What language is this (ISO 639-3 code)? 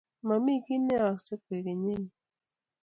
kln